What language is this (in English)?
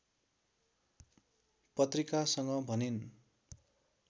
Nepali